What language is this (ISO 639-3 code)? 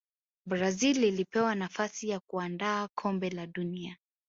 swa